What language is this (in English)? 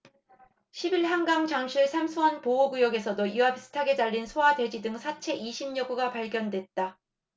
Korean